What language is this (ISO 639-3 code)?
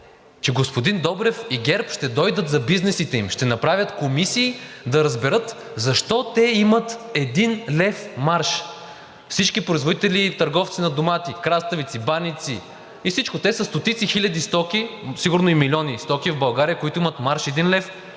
bul